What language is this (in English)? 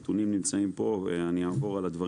Hebrew